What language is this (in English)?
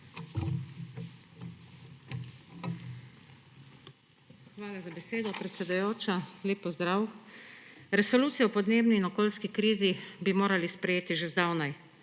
Slovenian